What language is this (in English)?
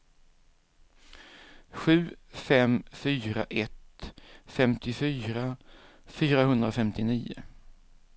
Swedish